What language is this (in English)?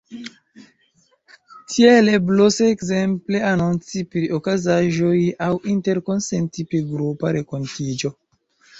Esperanto